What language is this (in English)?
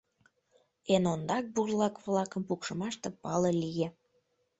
Mari